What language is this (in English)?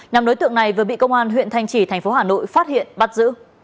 Vietnamese